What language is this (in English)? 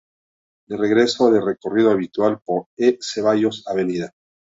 Spanish